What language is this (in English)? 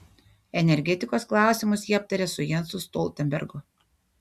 Lithuanian